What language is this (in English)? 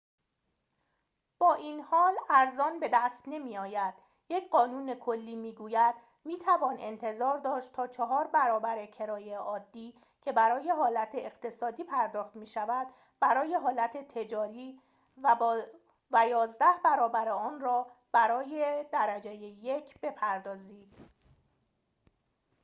Persian